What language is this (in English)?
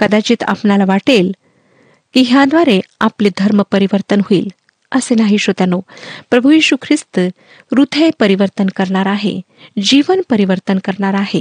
Marathi